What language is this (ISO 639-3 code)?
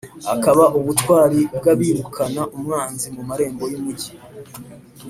kin